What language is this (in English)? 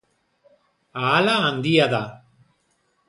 Basque